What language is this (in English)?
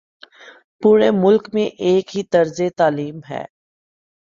Urdu